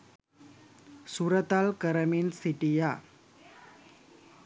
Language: Sinhala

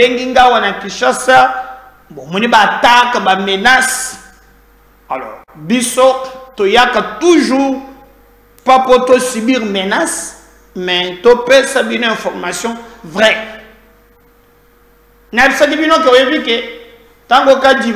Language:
French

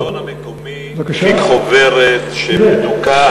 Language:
Hebrew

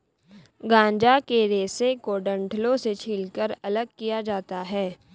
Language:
Hindi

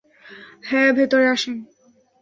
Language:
Bangla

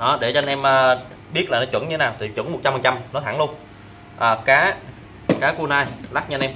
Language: Vietnamese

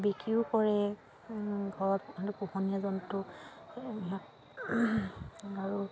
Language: Assamese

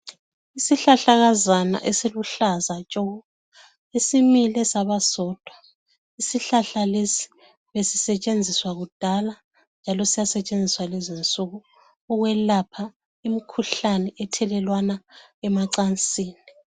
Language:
North Ndebele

